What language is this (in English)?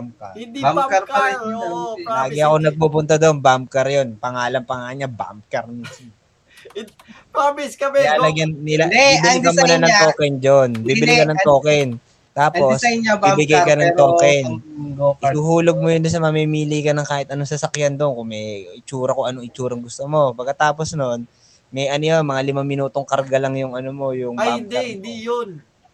Filipino